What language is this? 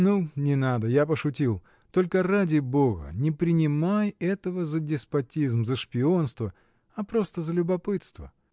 Russian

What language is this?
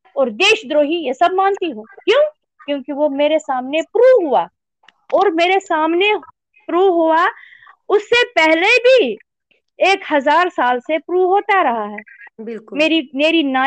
Hindi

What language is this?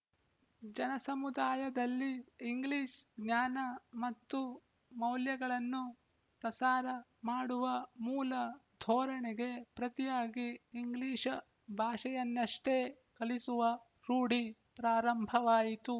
Kannada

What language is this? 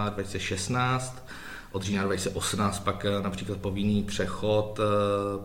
Czech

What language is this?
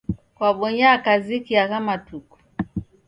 Taita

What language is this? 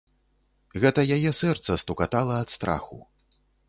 Belarusian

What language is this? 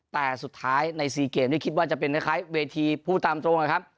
Thai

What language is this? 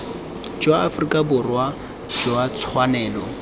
Tswana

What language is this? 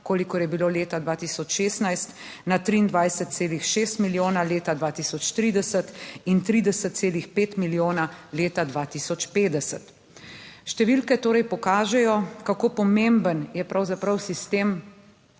Slovenian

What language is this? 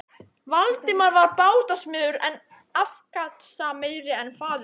Icelandic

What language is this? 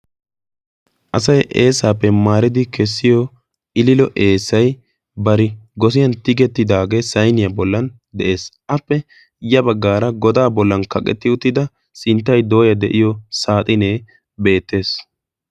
Wolaytta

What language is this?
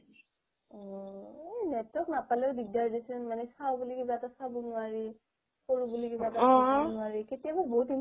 Assamese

